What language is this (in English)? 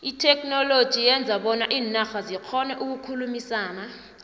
South Ndebele